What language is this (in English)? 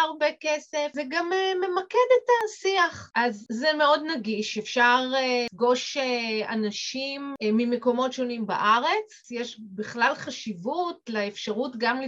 Hebrew